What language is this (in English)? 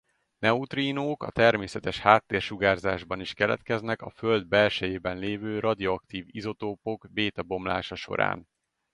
Hungarian